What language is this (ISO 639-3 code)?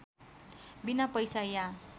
nep